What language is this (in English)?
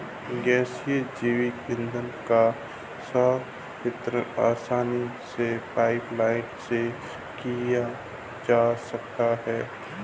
Hindi